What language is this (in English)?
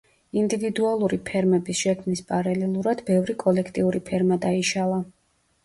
Georgian